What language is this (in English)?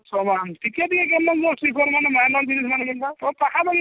Odia